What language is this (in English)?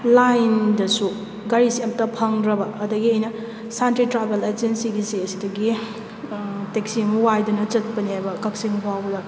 Manipuri